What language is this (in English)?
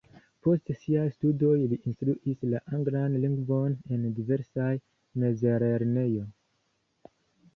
Esperanto